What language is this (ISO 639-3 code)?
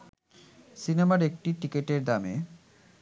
ben